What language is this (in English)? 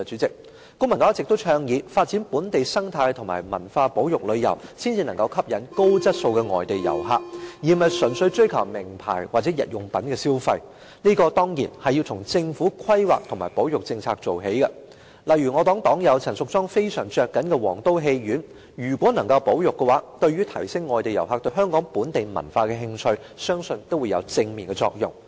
Cantonese